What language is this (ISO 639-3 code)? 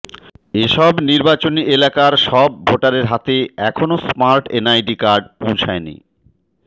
ben